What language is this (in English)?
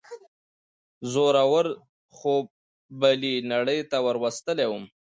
Pashto